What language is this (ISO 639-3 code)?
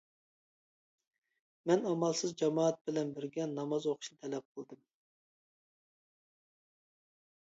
uig